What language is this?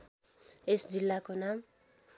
Nepali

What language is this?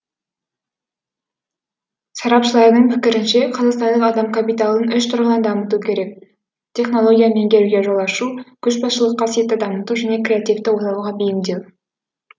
Kazakh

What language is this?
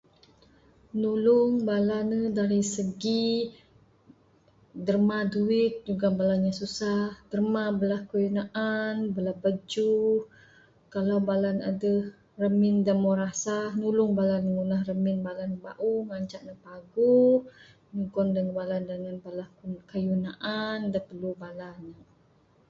Bukar-Sadung Bidayuh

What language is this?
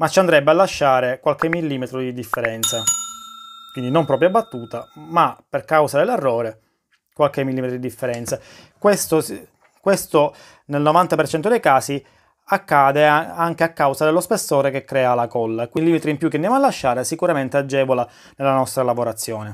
Italian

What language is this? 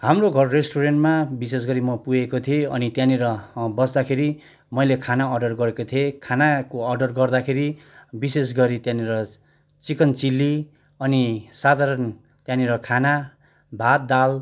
Nepali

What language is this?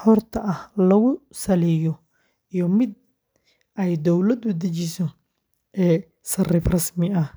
Somali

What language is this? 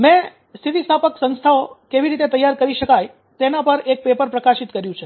Gujarati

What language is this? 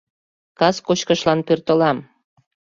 Mari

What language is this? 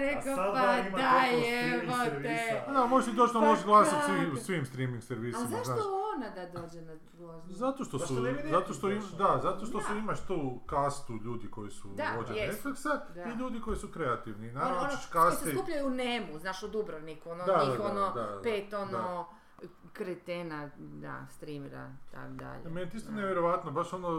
Croatian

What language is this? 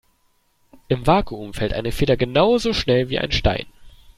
German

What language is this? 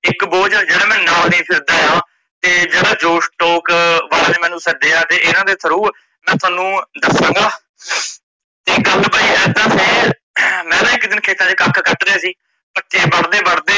Punjabi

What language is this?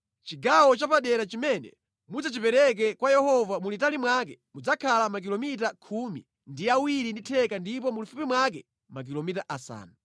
Nyanja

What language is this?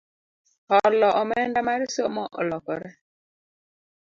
Luo (Kenya and Tanzania)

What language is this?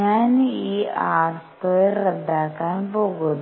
Malayalam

